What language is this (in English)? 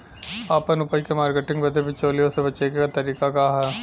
Bhojpuri